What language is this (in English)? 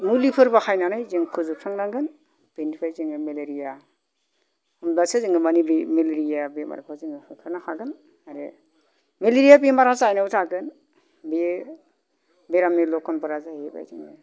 Bodo